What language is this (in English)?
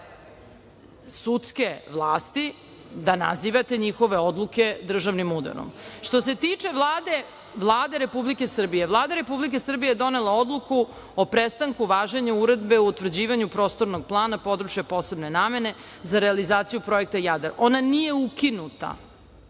Serbian